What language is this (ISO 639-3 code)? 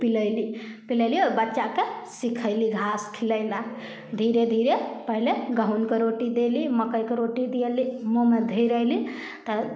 mai